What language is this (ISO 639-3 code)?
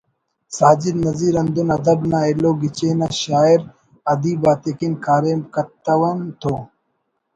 brh